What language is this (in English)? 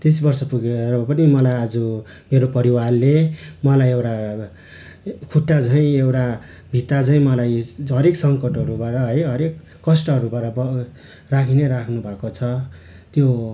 Nepali